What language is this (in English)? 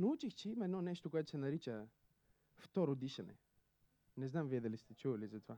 Bulgarian